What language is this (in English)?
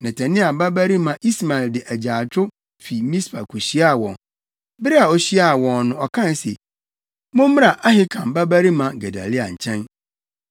Akan